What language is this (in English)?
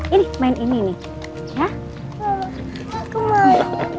Indonesian